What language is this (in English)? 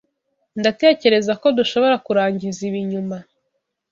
Kinyarwanda